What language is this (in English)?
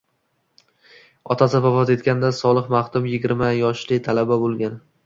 Uzbek